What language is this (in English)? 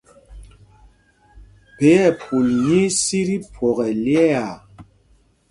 Mpumpong